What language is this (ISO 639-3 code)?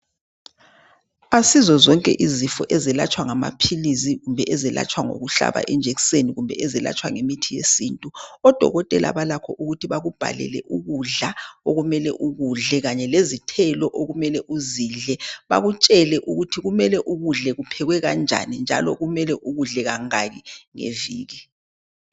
nde